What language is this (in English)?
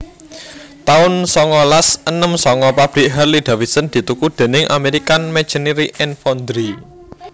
Javanese